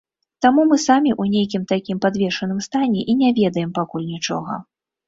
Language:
Belarusian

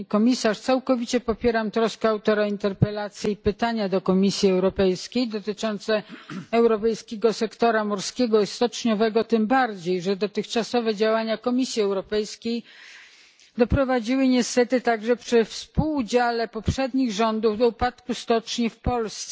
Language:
Polish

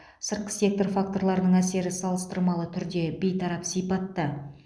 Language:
Kazakh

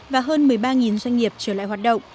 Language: Vietnamese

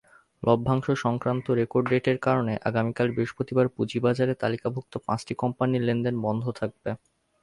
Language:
Bangla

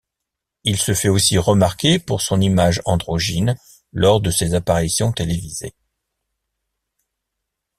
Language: French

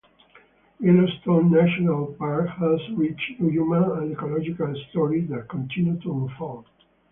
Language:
English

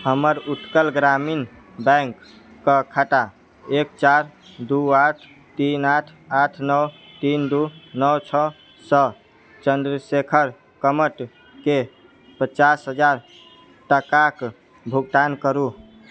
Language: Maithili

